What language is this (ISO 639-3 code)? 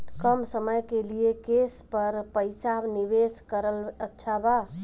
bho